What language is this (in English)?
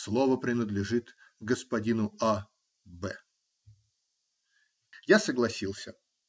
Russian